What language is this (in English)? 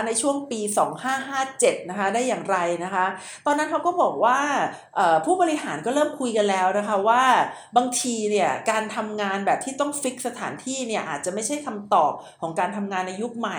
Thai